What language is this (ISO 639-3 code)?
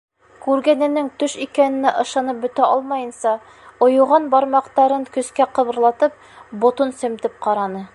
bak